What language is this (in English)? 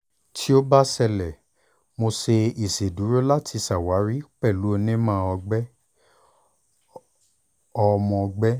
Yoruba